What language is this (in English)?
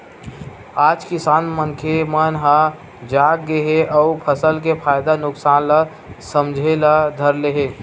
Chhattisgarhi